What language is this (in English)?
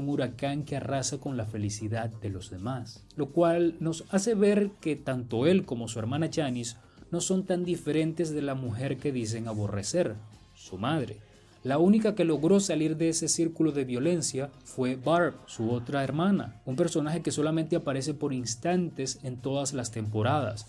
Spanish